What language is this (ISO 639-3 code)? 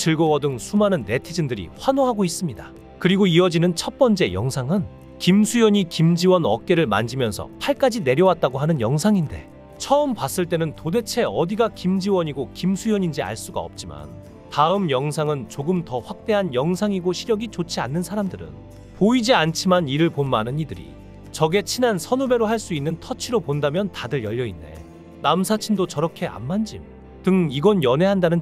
kor